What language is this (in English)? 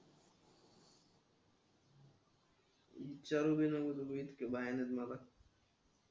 Marathi